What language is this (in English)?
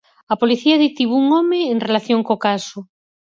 Galician